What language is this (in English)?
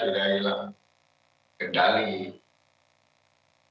Indonesian